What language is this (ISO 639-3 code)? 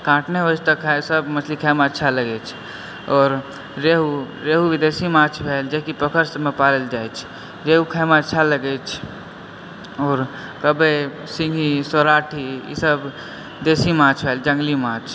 mai